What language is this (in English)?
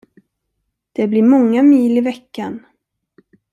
Swedish